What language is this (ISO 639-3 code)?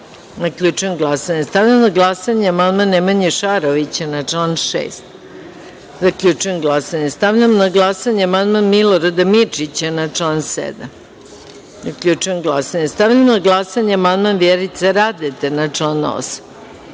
srp